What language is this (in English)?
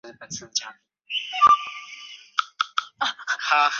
Chinese